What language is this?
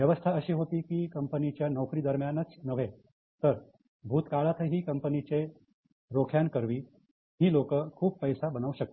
Marathi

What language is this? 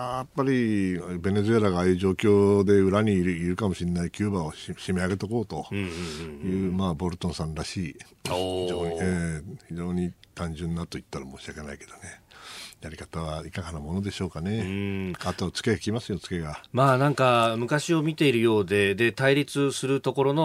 Japanese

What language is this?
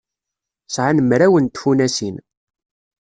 Kabyle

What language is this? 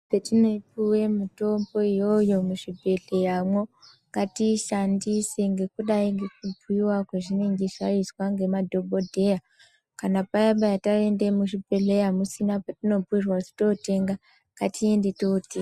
Ndau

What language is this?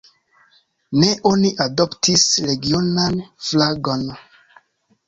Esperanto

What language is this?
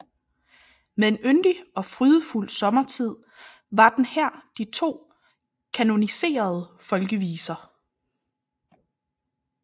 Danish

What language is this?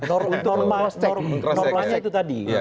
Indonesian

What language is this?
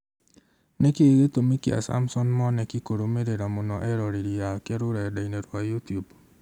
Kikuyu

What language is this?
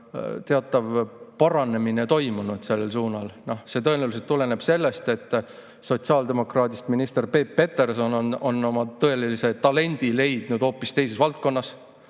Estonian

